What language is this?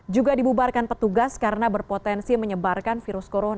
Indonesian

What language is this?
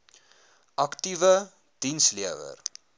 Afrikaans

